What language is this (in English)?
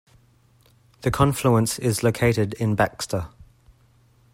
English